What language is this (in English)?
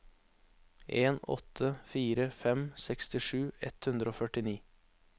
Norwegian